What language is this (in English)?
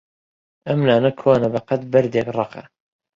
Central Kurdish